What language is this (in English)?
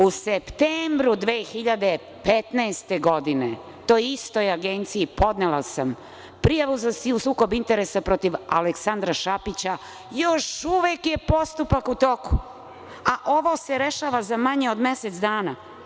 Serbian